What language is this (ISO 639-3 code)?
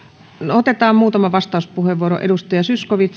fin